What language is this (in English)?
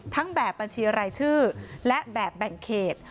Thai